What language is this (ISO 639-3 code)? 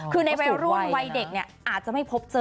tha